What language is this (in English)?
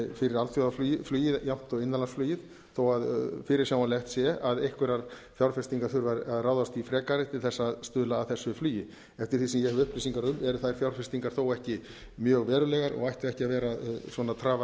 Icelandic